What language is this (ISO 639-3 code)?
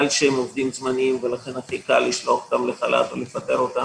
heb